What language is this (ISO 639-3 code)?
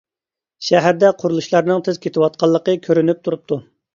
uig